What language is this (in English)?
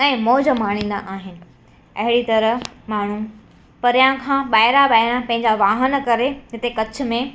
Sindhi